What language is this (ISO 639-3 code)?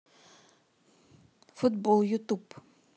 rus